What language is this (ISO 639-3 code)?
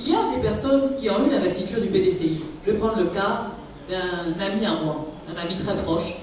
fra